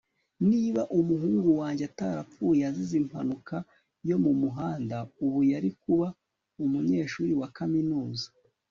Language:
Kinyarwanda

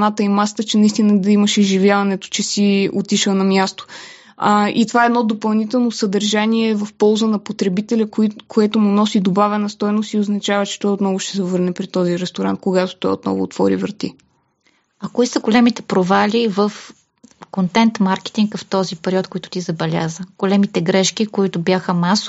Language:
Bulgarian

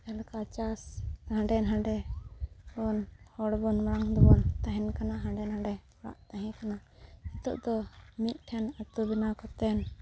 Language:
Santali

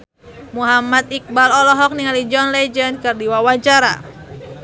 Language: Sundanese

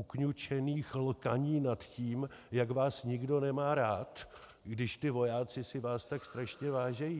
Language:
Czech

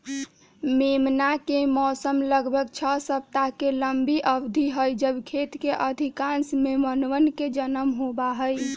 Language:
Magahi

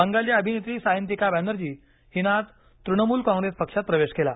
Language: Marathi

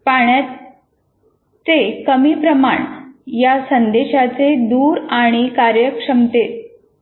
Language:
Marathi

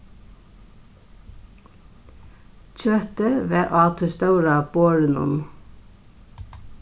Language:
Faroese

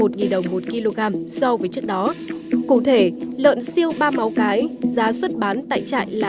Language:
Vietnamese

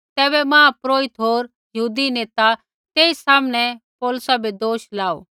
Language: Kullu Pahari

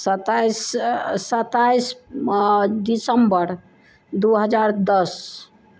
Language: Maithili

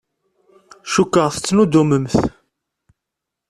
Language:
Kabyle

